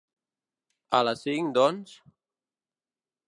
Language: Catalan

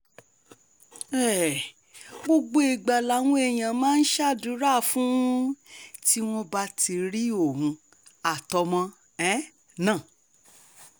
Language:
Yoruba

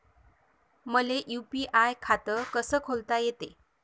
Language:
Marathi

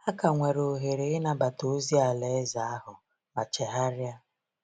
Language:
Igbo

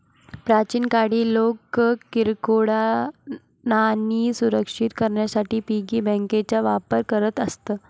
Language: Marathi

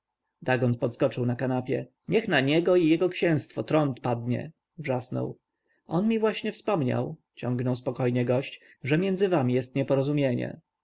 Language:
Polish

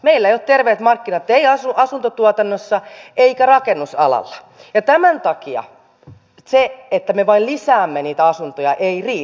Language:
Finnish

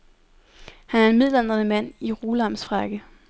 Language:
Danish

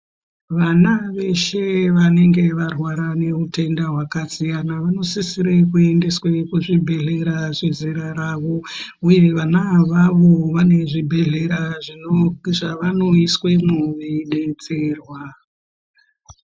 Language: Ndau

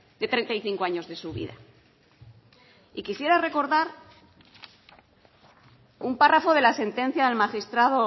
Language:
Spanish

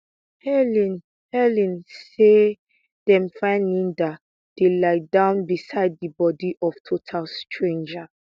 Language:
Nigerian Pidgin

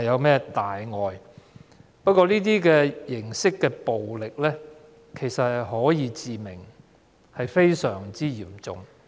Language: Cantonese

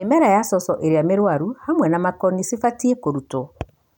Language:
Kikuyu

